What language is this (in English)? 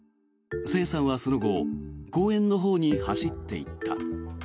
Japanese